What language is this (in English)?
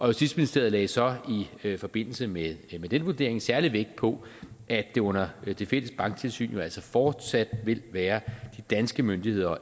Danish